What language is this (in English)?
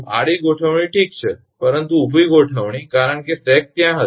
Gujarati